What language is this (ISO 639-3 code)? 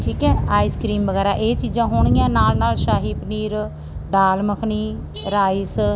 pan